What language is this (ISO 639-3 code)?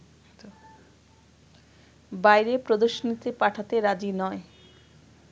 ben